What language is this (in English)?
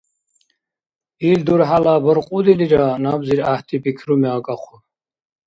Dargwa